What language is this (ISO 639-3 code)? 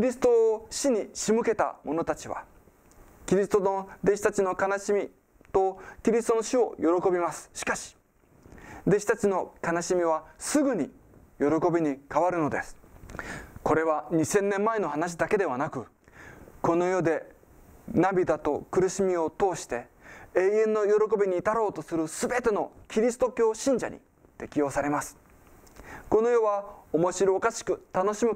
jpn